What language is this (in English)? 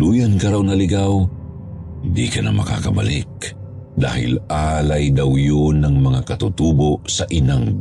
Filipino